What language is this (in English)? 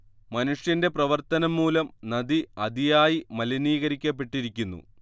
Malayalam